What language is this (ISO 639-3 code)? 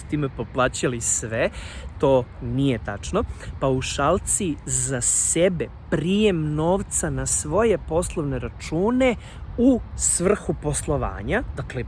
srp